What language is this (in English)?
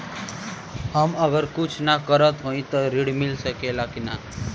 Bhojpuri